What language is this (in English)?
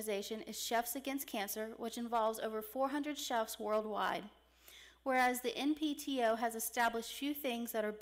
English